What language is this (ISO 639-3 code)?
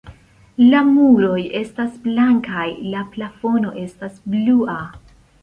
epo